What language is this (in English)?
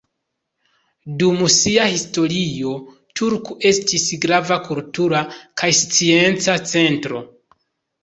Esperanto